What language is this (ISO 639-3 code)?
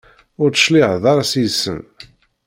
kab